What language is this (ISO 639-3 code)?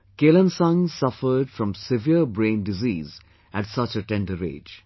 eng